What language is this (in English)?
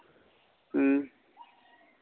Santali